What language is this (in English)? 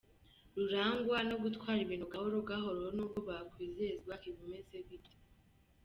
Kinyarwanda